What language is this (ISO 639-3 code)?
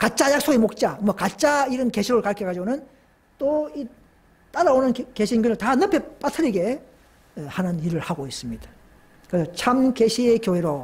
kor